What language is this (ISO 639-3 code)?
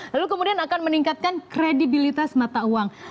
ind